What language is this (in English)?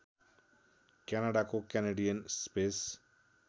Nepali